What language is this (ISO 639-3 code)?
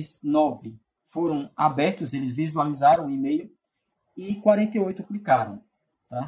por